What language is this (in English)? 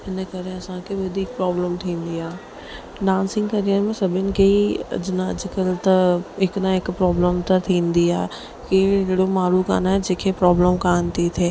Sindhi